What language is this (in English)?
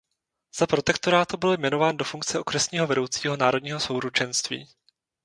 Czech